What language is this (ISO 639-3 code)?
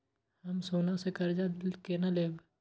mai